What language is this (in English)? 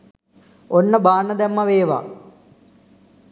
Sinhala